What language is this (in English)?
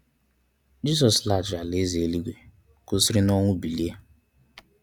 Igbo